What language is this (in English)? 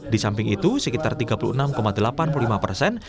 Indonesian